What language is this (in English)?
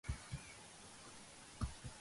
Georgian